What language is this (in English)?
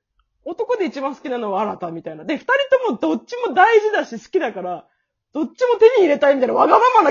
Japanese